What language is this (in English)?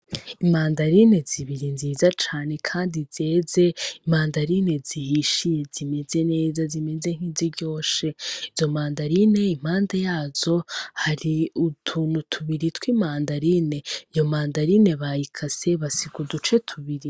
Rundi